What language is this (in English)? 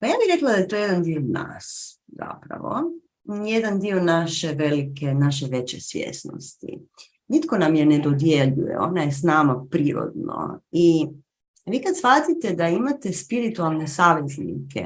Croatian